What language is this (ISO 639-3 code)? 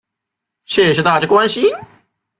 zho